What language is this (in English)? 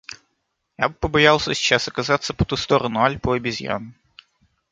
Russian